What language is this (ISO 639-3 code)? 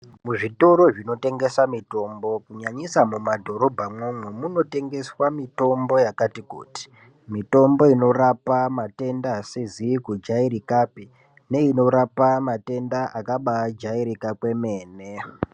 ndc